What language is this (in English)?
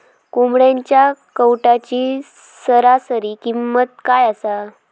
Marathi